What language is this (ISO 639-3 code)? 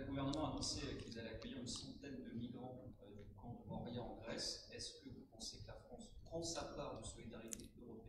fra